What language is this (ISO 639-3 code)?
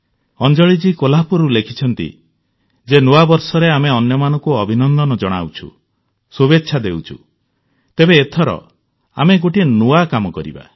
ori